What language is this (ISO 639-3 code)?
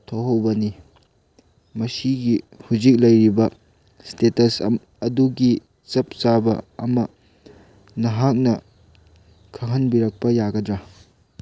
mni